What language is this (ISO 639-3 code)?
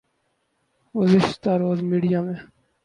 urd